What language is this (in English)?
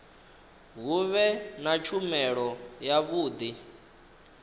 Venda